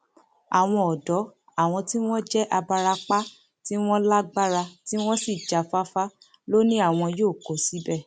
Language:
Yoruba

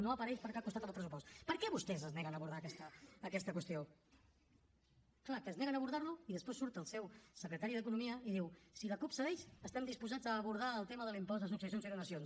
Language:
Catalan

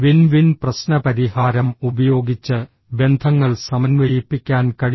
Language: Malayalam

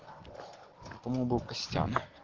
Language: Russian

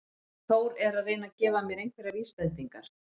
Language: Icelandic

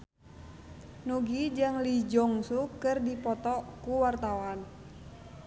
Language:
Sundanese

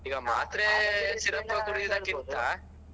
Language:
Kannada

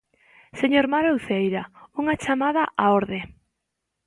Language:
Galician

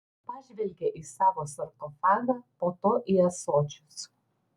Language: Lithuanian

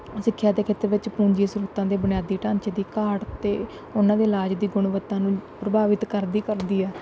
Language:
Punjabi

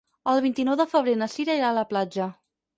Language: Catalan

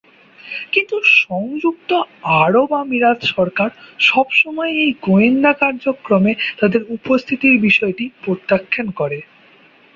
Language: Bangla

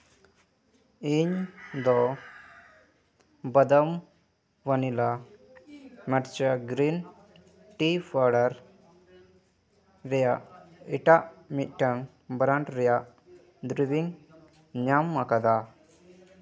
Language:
Santali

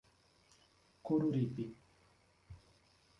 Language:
Portuguese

